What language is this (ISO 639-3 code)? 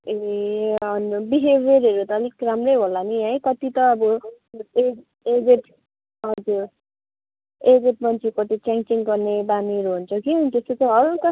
nep